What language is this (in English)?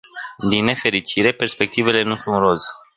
Romanian